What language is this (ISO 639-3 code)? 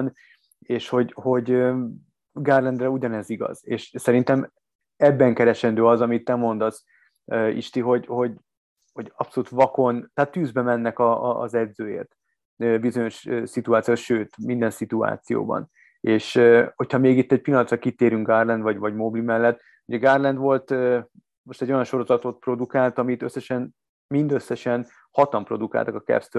hun